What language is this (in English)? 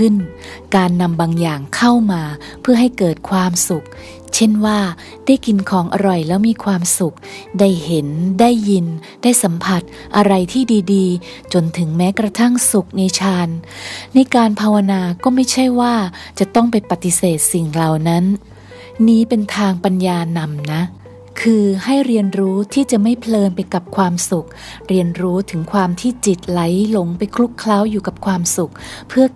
Thai